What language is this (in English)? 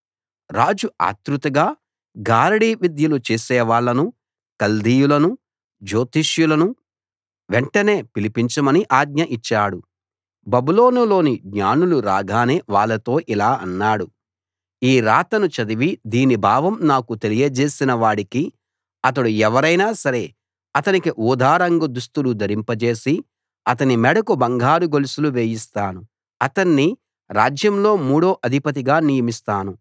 Telugu